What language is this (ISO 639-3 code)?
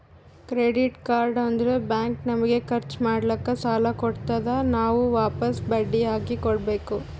kan